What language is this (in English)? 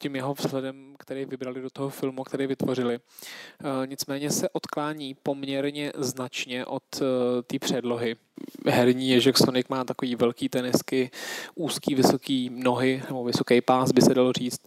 Czech